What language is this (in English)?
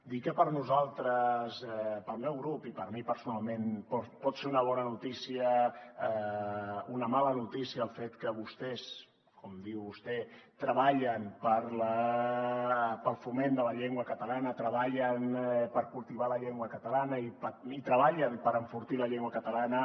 Catalan